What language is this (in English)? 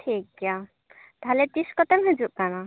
Santali